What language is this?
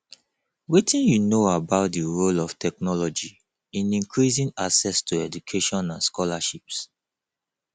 Nigerian Pidgin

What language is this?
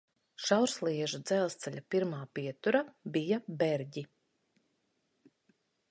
Latvian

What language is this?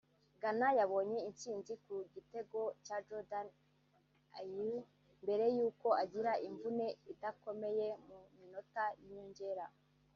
Kinyarwanda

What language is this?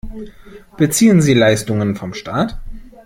German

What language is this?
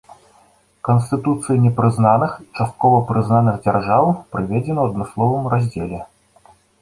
Belarusian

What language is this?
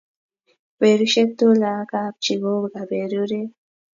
Kalenjin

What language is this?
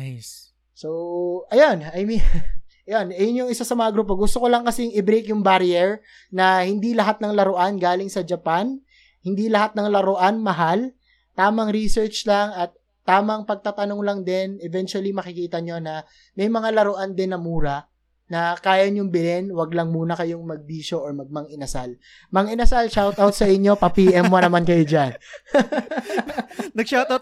Filipino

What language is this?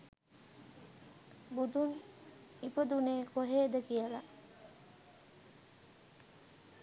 Sinhala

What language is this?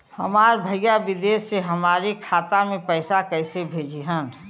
Bhojpuri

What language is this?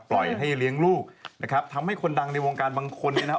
Thai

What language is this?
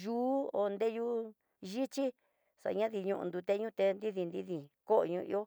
Tidaá Mixtec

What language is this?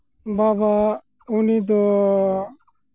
Santali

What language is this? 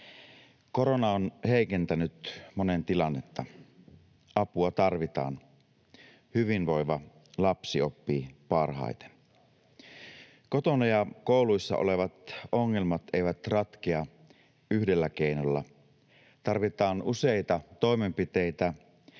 Finnish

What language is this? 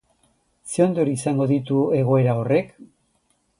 Basque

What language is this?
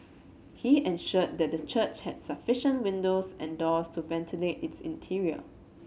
English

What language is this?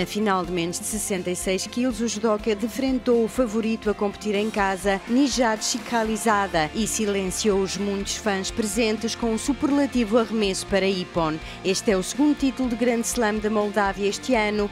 Portuguese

